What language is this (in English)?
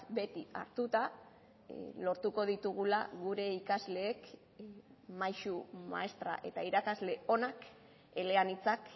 Basque